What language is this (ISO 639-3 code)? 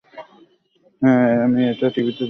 ben